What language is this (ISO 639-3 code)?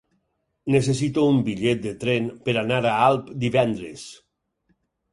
cat